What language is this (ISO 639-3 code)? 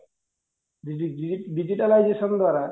ori